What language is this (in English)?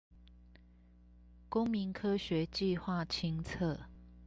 Chinese